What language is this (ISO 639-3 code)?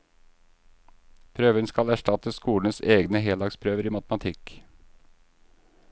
nor